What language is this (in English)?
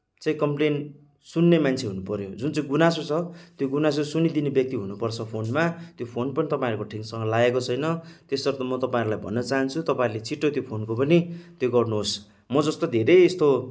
Nepali